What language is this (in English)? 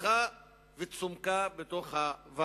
Hebrew